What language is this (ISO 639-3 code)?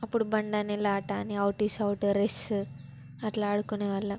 tel